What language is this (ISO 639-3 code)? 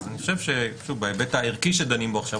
heb